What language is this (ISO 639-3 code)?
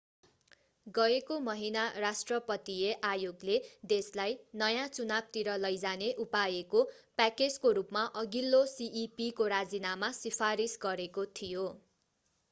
nep